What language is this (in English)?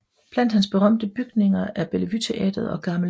Danish